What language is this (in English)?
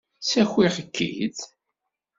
Kabyle